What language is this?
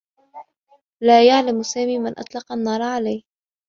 Arabic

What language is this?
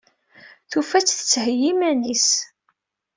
Kabyle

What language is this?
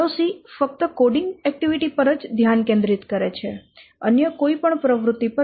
Gujarati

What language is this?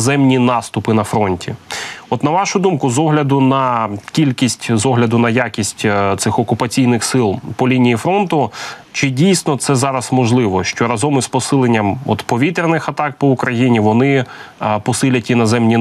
Ukrainian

